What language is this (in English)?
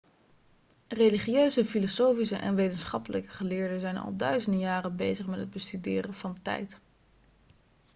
Dutch